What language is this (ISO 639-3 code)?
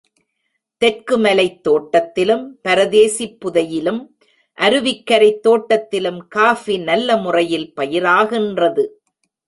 tam